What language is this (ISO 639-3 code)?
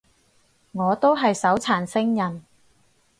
yue